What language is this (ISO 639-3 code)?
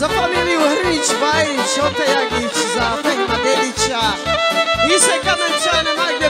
ron